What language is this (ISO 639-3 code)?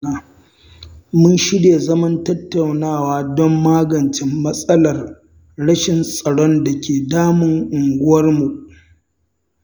hau